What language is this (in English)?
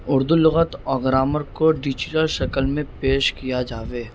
Urdu